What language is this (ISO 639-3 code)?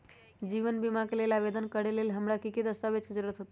mag